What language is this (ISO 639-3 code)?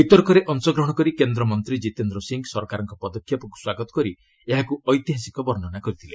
ori